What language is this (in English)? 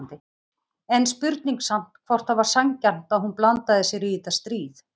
Icelandic